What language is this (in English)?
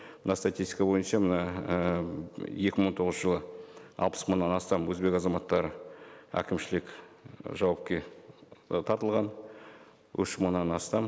Kazakh